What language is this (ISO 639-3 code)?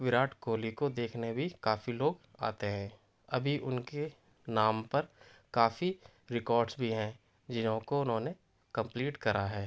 urd